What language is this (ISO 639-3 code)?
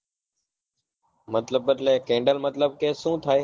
guj